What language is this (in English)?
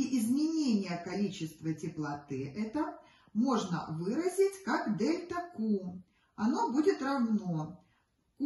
Russian